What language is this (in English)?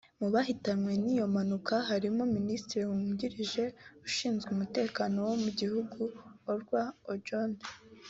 Kinyarwanda